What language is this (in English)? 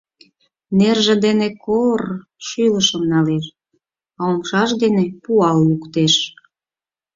Mari